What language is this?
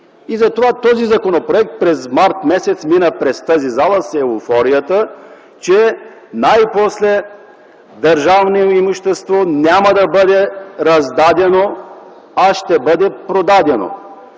Bulgarian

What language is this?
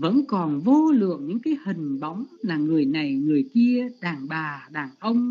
Vietnamese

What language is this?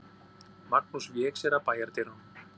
Icelandic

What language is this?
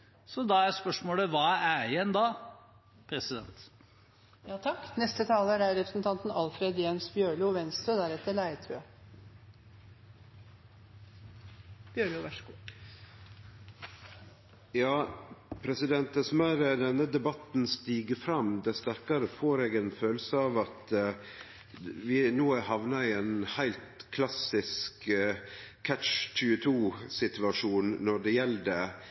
Norwegian Nynorsk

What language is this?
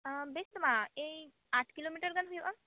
Santali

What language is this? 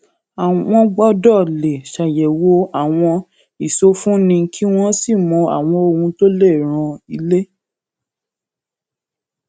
Yoruba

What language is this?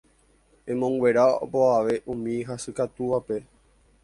Guarani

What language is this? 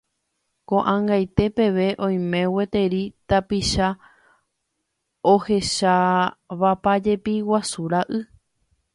Guarani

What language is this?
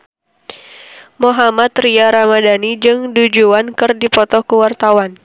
Sundanese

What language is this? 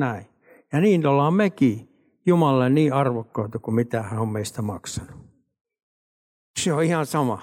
Finnish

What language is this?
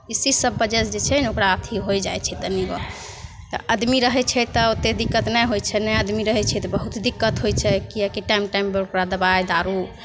Maithili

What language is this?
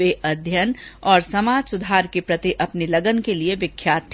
Hindi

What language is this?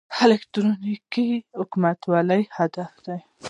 Pashto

